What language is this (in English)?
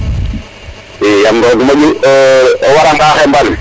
Serer